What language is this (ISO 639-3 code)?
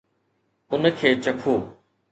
snd